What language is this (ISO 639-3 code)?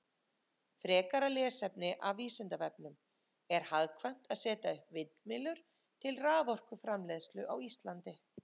isl